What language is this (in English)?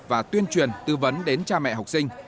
Vietnamese